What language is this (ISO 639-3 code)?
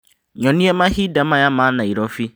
kik